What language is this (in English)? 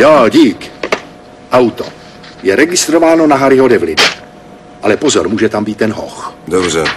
Czech